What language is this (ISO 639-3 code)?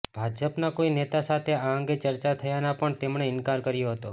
guj